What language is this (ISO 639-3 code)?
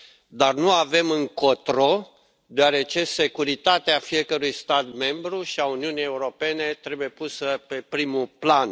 ron